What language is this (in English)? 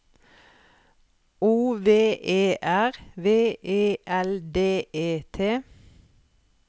Norwegian